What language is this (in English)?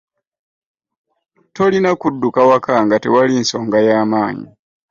Ganda